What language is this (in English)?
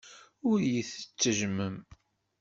Kabyle